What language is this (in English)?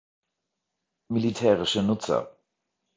German